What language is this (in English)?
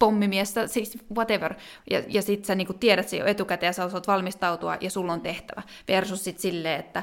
Finnish